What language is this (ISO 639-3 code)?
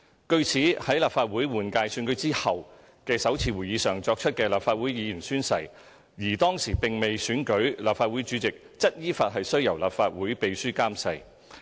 yue